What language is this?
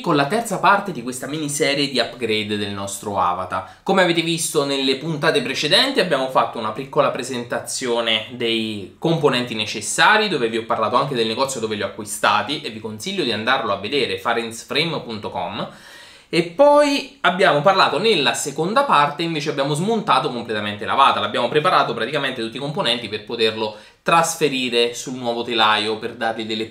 Italian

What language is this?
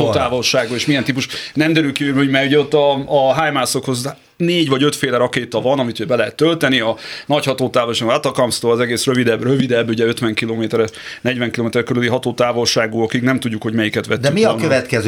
Hungarian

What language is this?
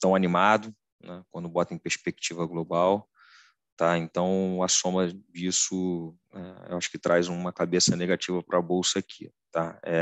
Portuguese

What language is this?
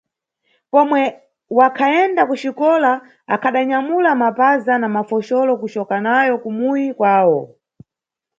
Nyungwe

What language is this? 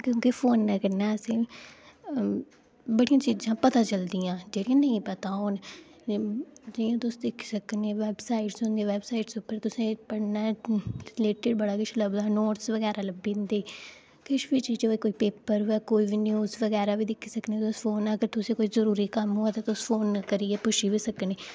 Dogri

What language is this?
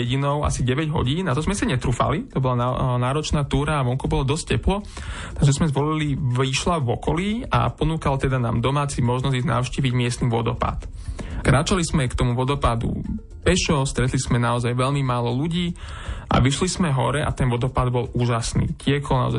Slovak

